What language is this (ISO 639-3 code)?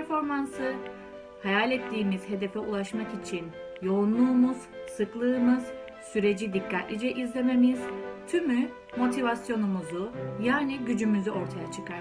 tur